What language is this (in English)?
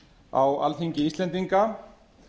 Icelandic